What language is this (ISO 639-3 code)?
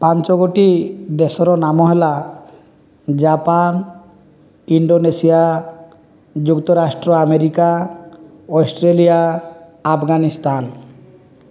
ori